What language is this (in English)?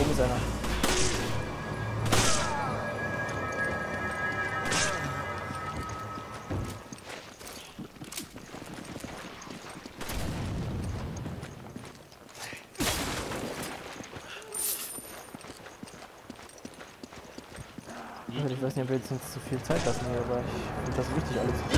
German